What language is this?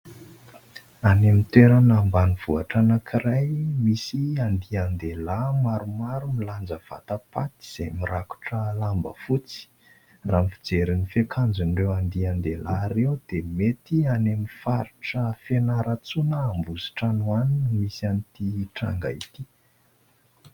Malagasy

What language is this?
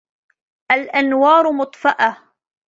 Arabic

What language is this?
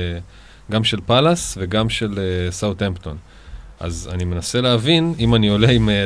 Hebrew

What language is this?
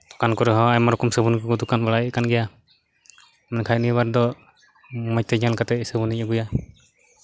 Santali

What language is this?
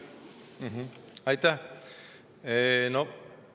Estonian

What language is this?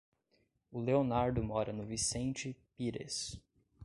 Portuguese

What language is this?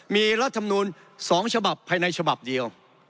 Thai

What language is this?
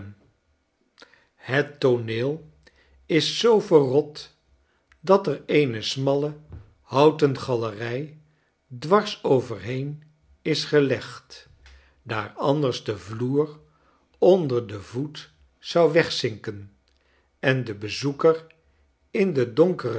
Dutch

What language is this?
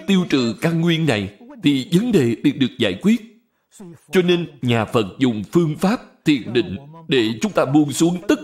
Vietnamese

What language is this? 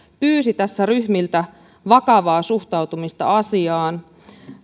Finnish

